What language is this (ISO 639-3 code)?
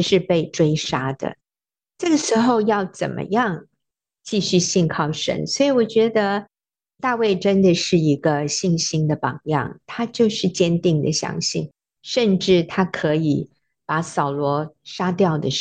zho